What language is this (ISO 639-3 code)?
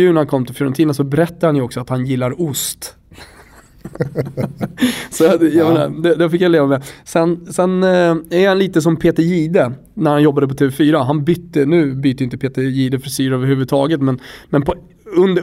swe